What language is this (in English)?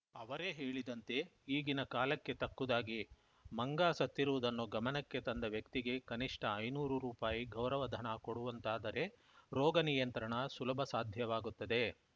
Kannada